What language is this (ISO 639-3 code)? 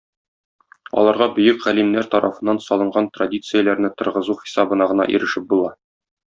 tat